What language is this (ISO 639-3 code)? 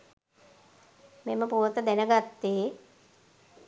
sin